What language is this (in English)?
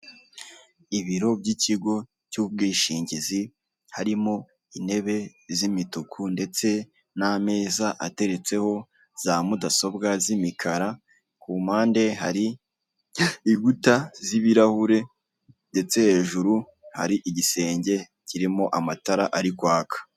Kinyarwanda